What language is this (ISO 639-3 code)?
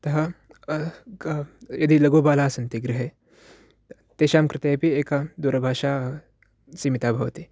san